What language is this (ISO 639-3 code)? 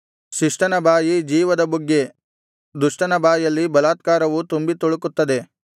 kan